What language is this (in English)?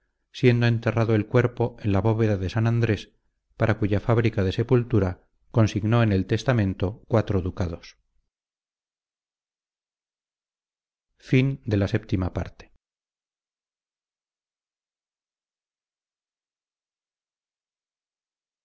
Spanish